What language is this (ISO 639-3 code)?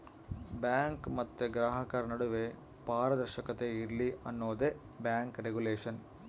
kan